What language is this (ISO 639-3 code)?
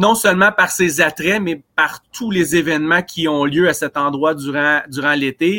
fra